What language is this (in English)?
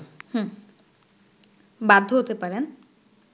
Bangla